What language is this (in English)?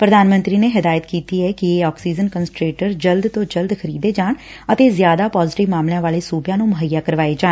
Punjabi